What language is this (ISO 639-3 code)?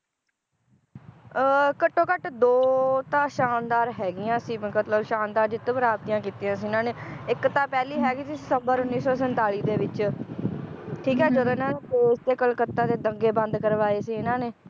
pan